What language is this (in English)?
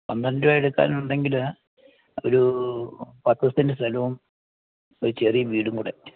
Malayalam